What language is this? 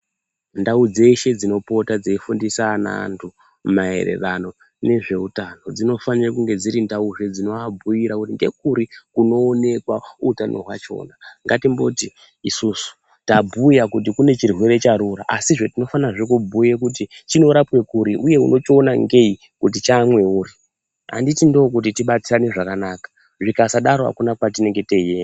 Ndau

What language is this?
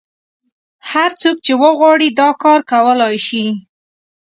Pashto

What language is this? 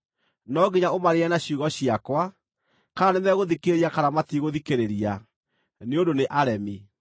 Kikuyu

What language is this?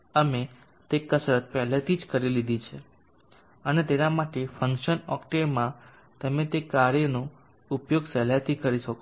Gujarati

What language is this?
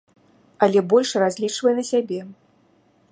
Belarusian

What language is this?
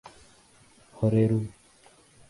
Urdu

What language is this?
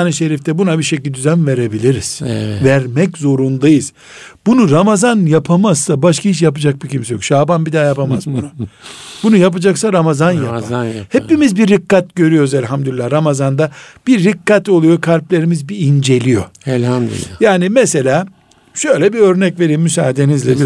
Turkish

